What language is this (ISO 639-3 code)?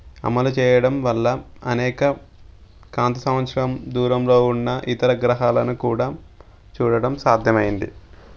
tel